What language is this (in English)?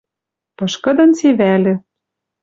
Western Mari